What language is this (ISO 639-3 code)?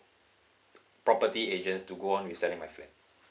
eng